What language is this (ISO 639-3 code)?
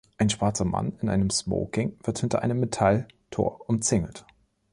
deu